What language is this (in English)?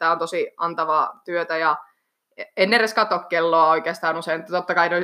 Finnish